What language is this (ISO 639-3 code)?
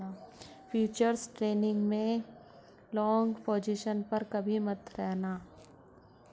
hin